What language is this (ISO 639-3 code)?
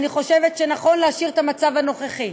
heb